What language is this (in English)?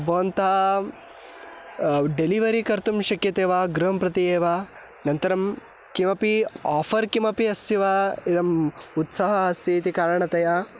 Sanskrit